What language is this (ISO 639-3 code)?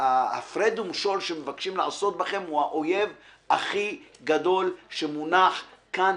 heb